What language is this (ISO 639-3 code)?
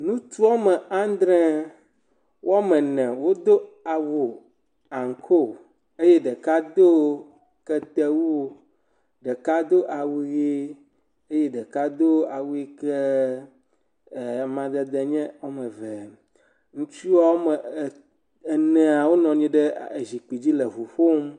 ewe